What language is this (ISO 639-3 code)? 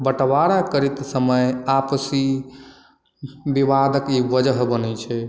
mai